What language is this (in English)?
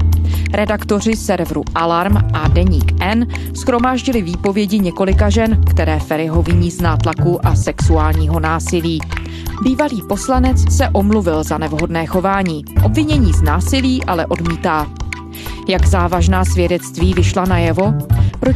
Czech